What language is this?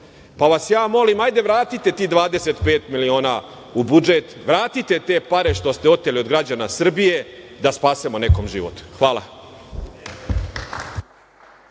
Serbian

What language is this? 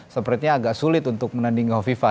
Indonesian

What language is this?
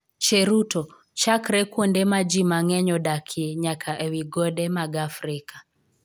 Luo (Kenya and Tanzania)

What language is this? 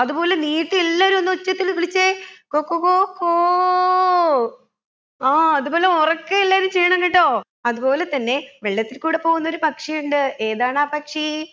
Malayalam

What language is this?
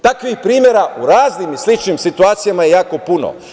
Serbian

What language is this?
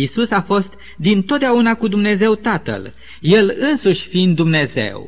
Romanian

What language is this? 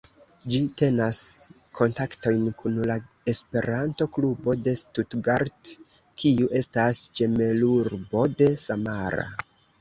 Esperanto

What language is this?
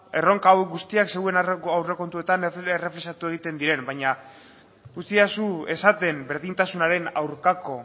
Basque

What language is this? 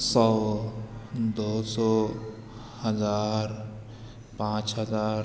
Urdu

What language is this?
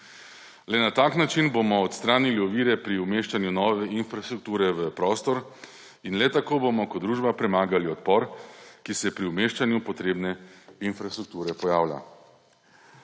Slovenian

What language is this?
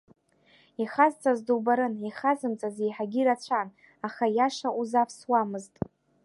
Abkhazian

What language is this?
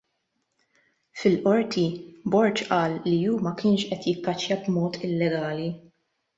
Maltese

